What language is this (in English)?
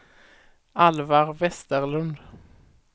Swedish